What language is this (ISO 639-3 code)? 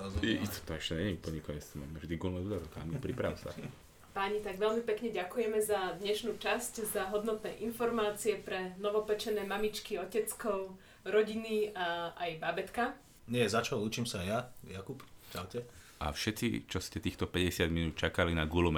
slk